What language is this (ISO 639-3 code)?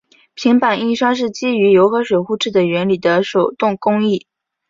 zho